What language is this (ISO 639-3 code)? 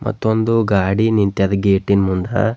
kan